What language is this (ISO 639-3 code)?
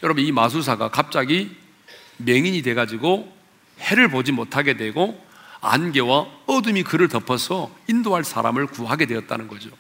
kor